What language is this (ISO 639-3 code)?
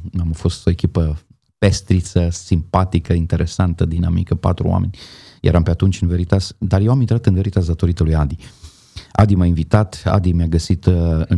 ron